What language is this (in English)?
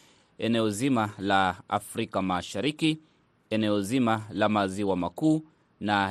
Swahili